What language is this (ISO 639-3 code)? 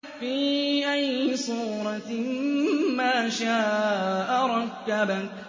ara